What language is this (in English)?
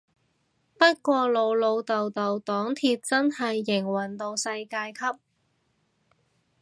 Cantonese